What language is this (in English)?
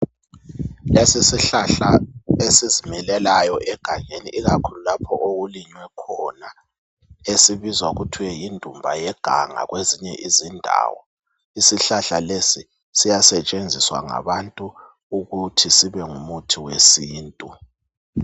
North Ndebele